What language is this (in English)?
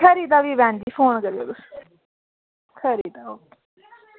Dogri